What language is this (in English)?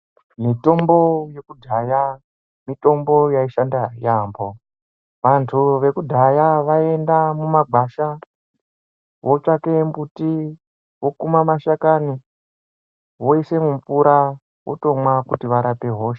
Ndau